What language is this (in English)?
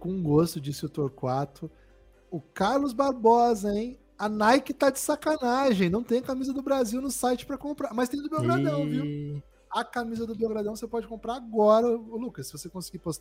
Portuguese